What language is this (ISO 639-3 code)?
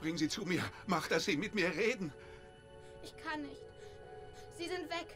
deu